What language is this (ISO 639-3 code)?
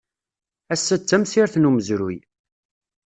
kab